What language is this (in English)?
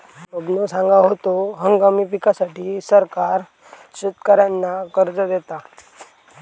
Marathi